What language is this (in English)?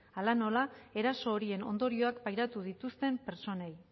Basque